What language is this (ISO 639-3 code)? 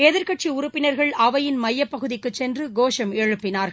tam